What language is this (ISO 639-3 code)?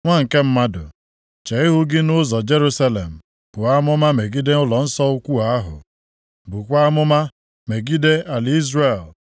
ibo